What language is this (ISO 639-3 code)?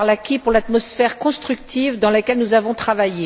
fra